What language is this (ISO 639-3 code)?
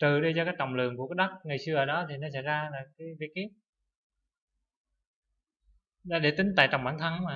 vie